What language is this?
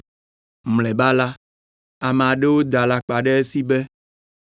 Ewe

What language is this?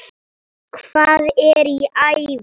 Icelandic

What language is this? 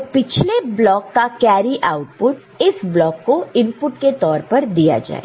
Hindi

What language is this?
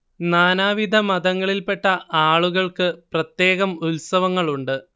Malayalam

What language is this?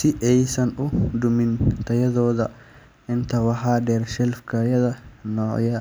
Somali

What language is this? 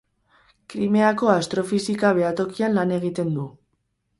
Basque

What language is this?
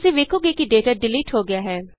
Punjabi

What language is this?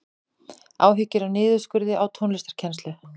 Icelandic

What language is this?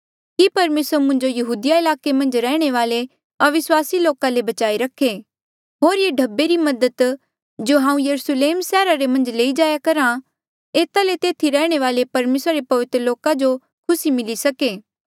Mandeali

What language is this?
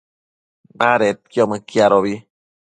Matsés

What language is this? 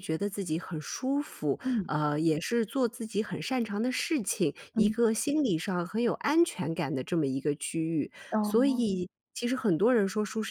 Chinese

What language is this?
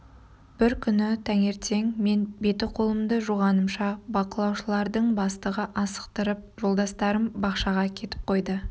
Kazakh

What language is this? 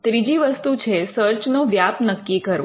Gujarati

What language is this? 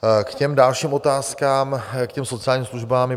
Czech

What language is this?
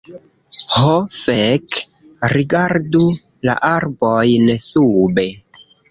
Esperanto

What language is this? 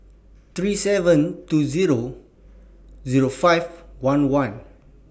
English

